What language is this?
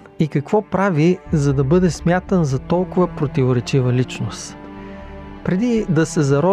Bulgarian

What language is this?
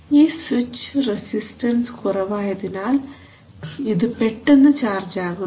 Malayalam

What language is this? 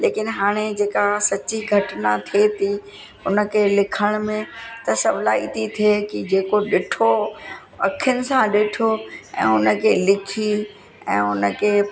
Sindhi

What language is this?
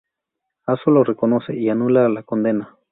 Spanish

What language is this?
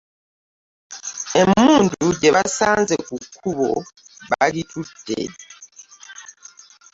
Ganda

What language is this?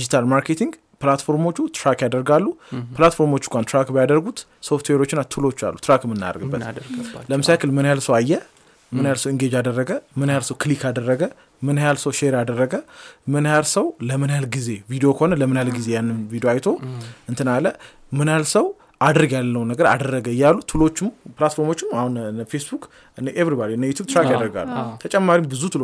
Amharic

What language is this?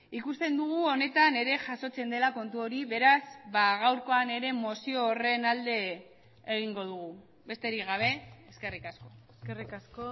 Basque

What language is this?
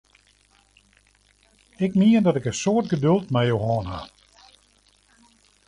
Western Frisian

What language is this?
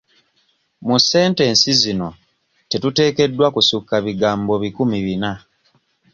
Ganda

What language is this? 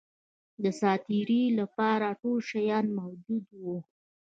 Pashto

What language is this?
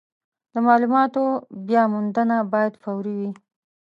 Pashto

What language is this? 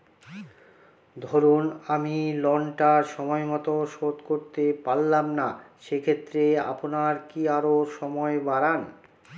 Bangla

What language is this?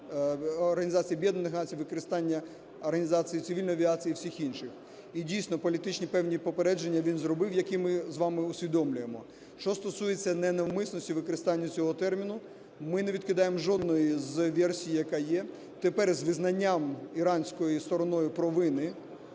Ukrainian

